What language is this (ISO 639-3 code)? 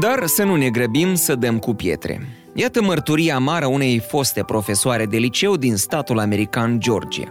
ron